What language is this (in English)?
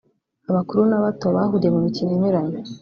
Kinyarwanda